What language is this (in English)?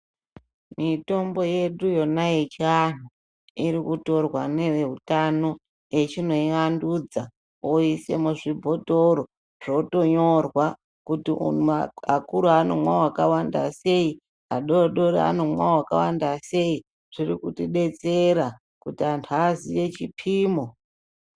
Ndau